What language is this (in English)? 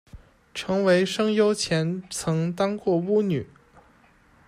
Chinese